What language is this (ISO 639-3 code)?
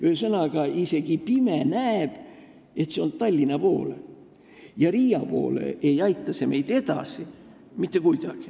est